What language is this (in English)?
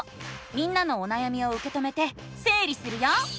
Japanese